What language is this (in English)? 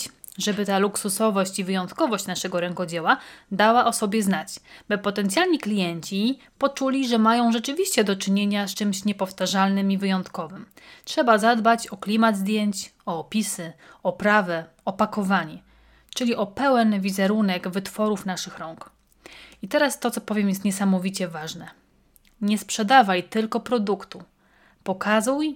Polish